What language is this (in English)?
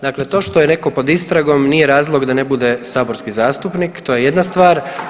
Croatian